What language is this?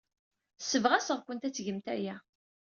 Kabyle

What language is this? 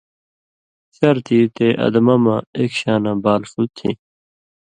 Indus Kohistani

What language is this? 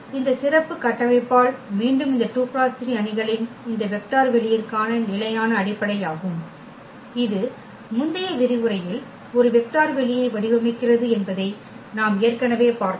Tamil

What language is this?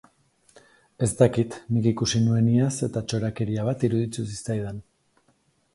Basque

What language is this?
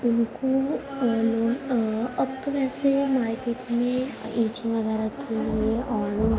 Urdu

